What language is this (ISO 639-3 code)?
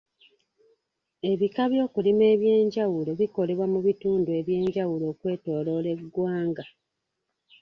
lug